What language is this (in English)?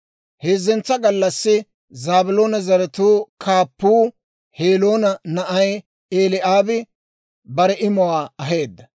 Dawro